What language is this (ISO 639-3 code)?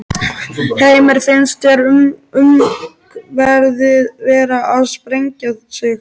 isl